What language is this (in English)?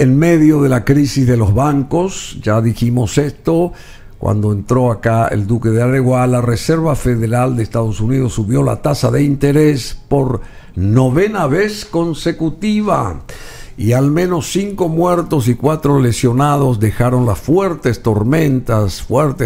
Spanish